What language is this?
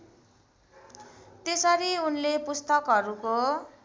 Nepali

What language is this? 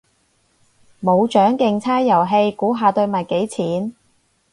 Cantonese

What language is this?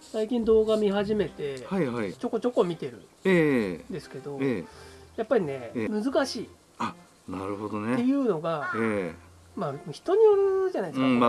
Japanese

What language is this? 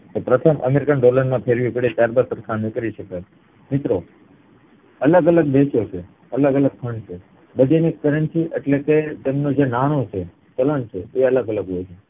Gujarati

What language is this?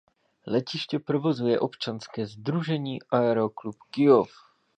Czech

